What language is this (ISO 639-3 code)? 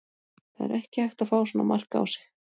isl